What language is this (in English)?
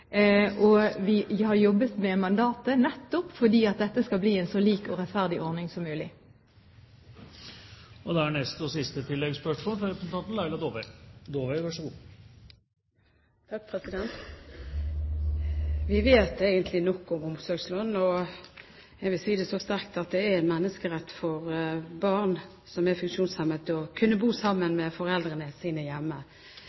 Norwegian